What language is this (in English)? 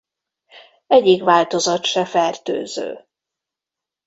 Hungarian